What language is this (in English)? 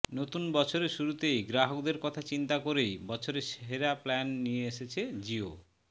Bangla